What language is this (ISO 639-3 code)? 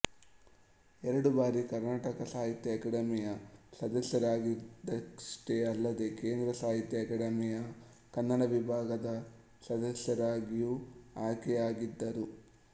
kan